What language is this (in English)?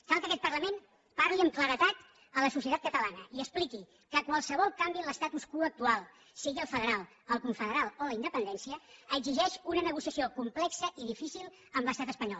Catalan